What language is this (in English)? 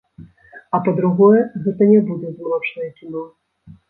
Belarusian